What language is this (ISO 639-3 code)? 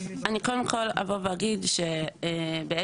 heb